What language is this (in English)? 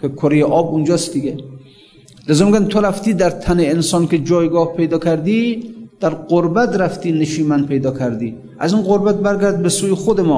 Persian